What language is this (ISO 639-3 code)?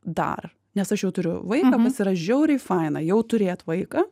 lit